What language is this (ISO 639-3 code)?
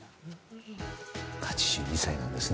jpn